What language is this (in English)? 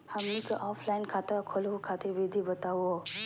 Magahi